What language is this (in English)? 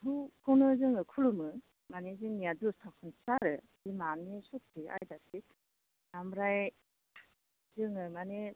Bodo